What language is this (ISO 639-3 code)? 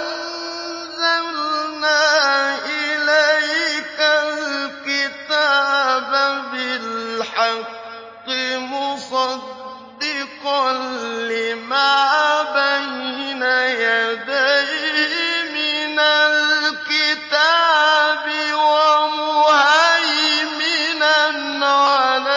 ara